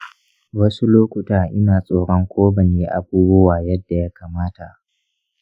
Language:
Hausa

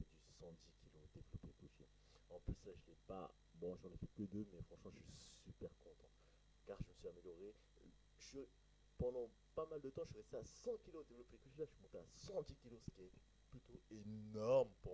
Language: French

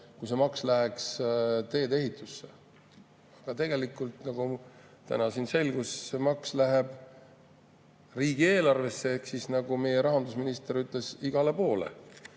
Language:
Estonian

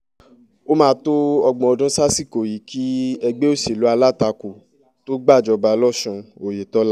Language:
Yoruba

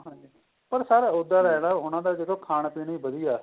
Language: Punjabi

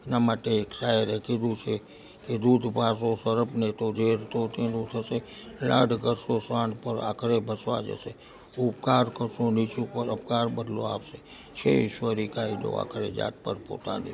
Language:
Gujarati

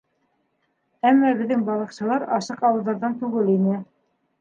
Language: Bashkir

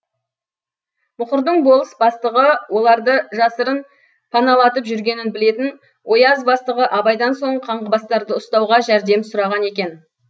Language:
Kazakh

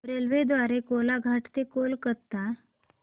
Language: Marathi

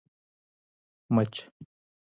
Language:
Pashto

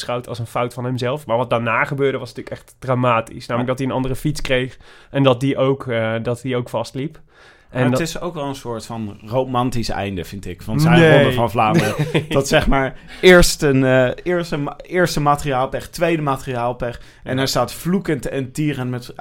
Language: Dutch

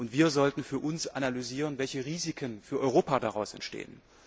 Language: German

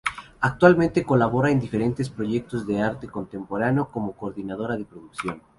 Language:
Spanish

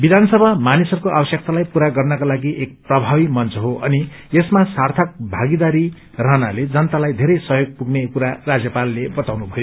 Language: Nepali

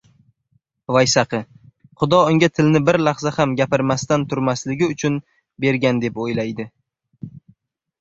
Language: Uzbek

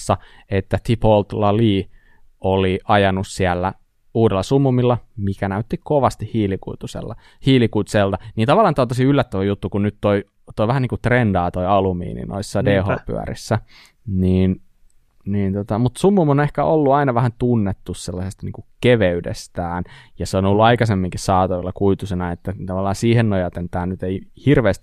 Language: Finnish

